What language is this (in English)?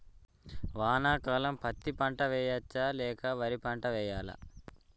Telugu